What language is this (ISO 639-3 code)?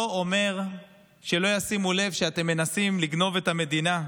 heb